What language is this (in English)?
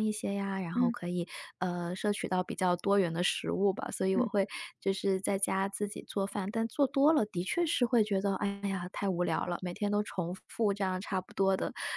Chinese